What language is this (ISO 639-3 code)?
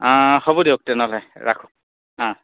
asm